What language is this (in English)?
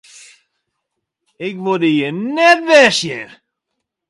Western Frisian